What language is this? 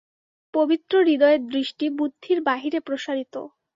Bangla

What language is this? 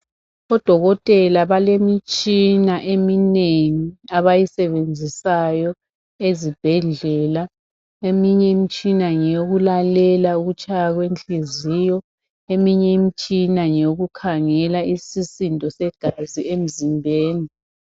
North Ndebele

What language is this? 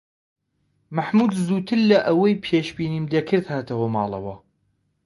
Central Kurdish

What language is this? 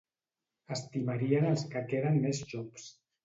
Catalan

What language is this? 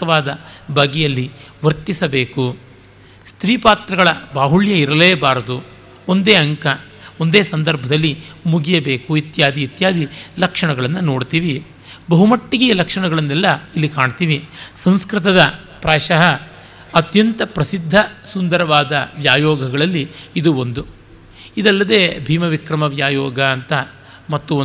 Kannada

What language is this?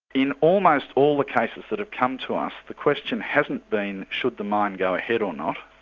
English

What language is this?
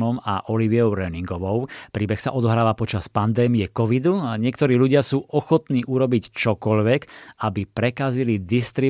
Slovak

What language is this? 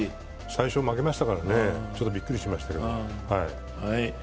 Japanese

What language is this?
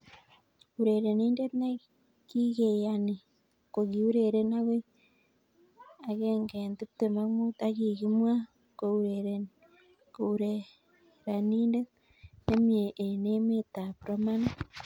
Kalenjin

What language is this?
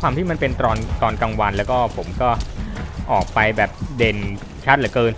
Thai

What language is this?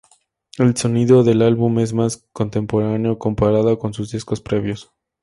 Spanish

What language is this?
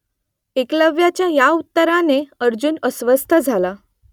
Marathi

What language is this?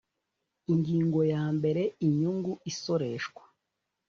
Kinyarwanda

